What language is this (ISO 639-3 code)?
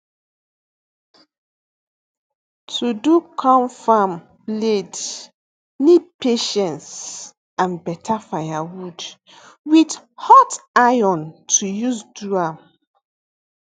pcm